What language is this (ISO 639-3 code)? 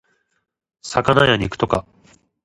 jpn